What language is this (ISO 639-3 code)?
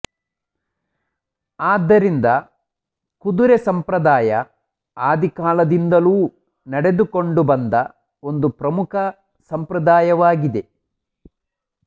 kan